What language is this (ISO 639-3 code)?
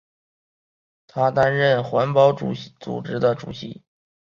zho